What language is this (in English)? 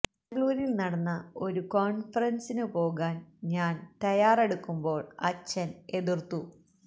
Malayalam